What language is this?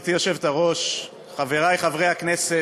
Hebrew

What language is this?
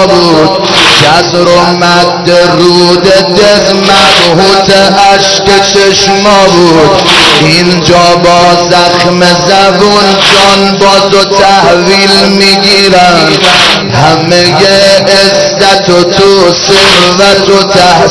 Persian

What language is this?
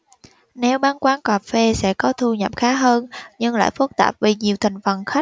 Vietnamese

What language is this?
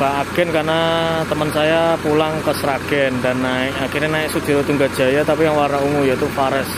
Indonesian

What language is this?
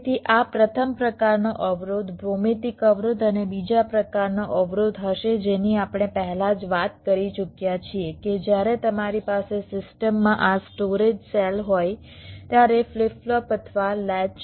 Gujarati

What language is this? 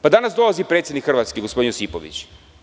Serbian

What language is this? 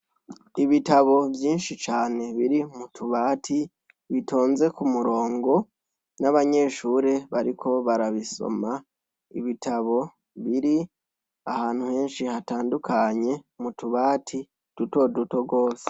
Rundi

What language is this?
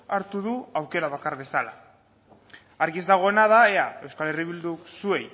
Basque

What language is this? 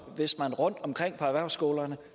Danish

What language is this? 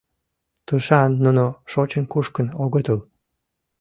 Mari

